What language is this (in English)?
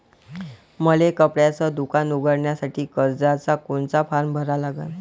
Marathi